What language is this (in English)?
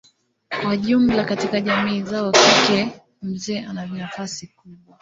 Swahili